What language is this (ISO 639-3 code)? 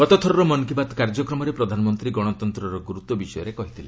ori